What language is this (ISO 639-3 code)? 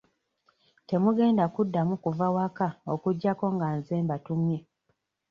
lug